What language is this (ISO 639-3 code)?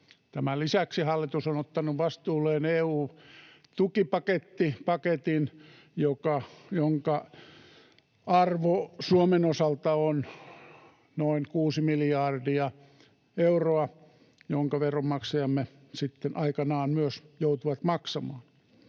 fin